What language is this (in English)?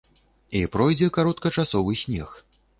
Belarusian